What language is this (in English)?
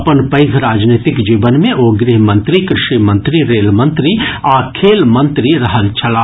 Maithili